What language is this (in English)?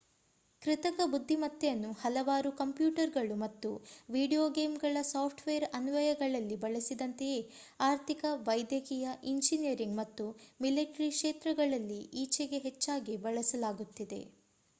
Kannada